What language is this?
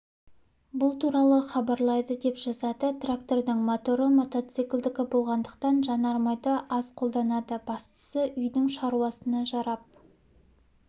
Kazakh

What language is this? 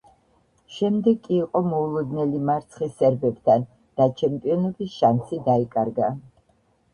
Georgian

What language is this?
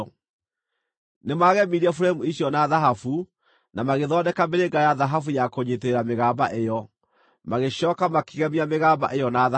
Kikuyu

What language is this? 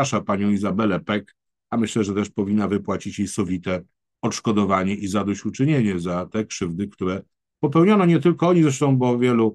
Polish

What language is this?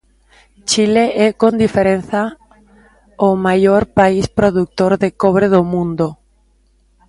Galician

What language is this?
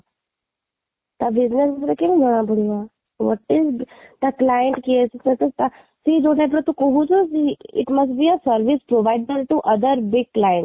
Odia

